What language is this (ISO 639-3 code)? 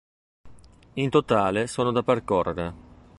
ita